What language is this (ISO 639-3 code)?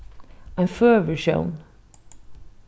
fao